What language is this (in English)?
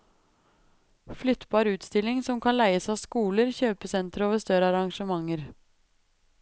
Norwegian